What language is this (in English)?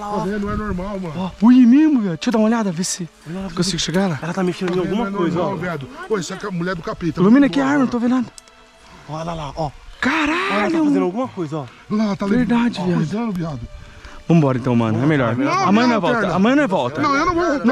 Portuguese